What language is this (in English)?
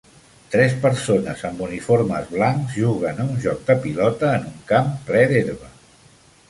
Catalan